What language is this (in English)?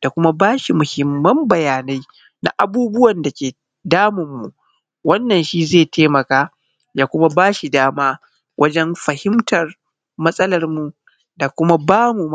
Hausa